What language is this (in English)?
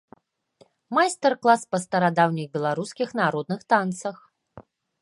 Belarusian